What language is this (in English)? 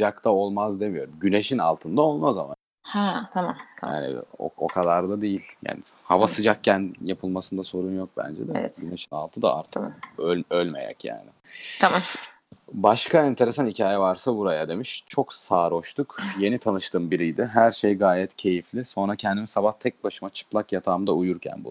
Turkish